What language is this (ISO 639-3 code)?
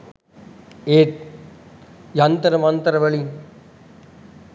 sin